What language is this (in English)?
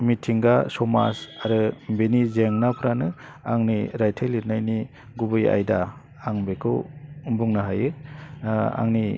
Bodo